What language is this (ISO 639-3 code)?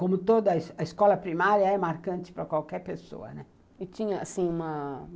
por